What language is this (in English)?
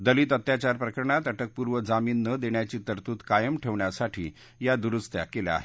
Marathi